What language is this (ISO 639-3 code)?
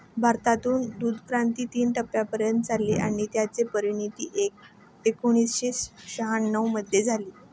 mar